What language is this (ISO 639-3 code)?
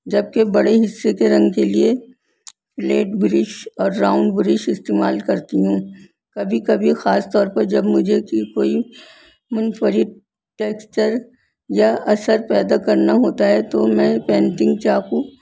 urd